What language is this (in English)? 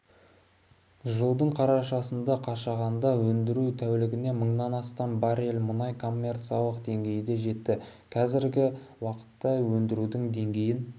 Kazakh